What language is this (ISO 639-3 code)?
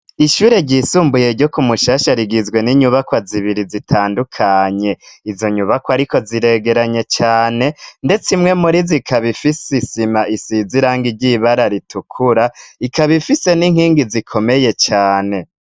run